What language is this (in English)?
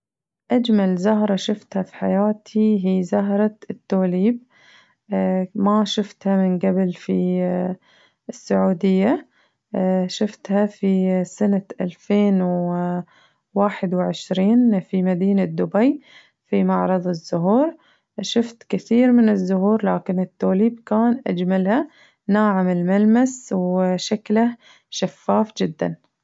Najdi Arabic